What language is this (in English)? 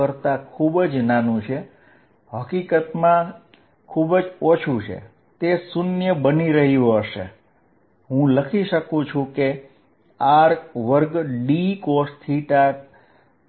Gujarati